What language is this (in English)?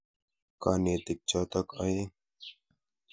Kalenjin